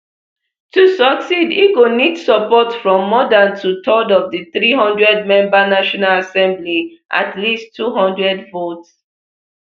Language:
Nigerian Pidgin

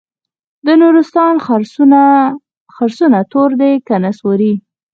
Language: Pashto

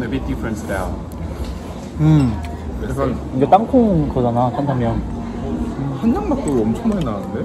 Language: Korean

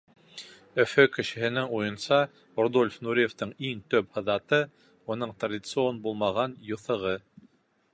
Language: Bashkir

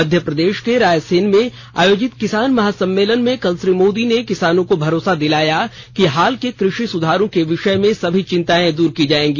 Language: Hindi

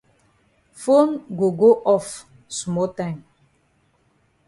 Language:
Cameroon Pidgin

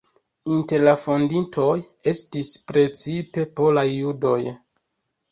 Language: Esperanto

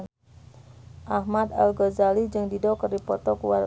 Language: Sundanese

